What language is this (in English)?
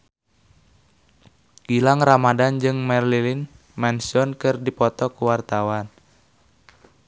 Sundanese